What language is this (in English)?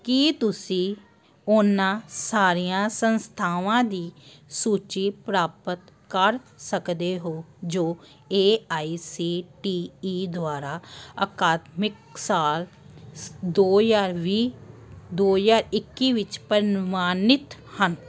Punjabi